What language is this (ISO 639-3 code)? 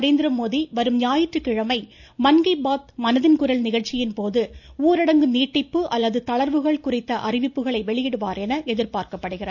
tam